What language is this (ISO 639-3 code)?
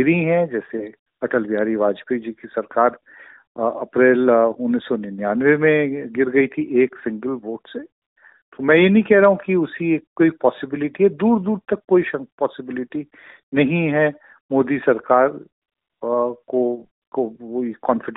hin